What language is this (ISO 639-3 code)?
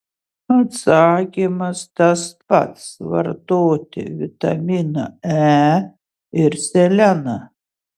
lit